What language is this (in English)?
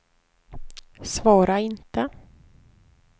Swedish